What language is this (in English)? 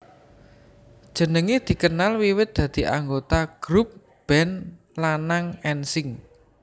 Javanese